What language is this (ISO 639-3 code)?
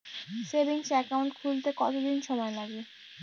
ben